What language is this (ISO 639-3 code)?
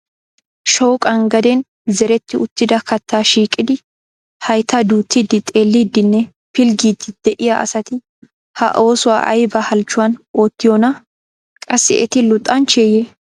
wal